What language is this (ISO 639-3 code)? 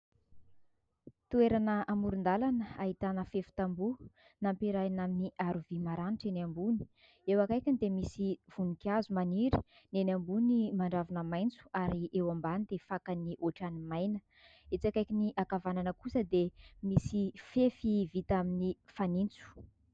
mlg